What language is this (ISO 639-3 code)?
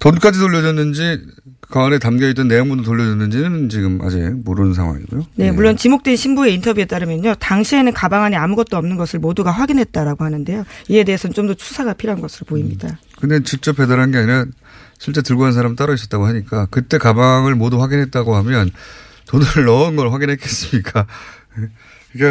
kor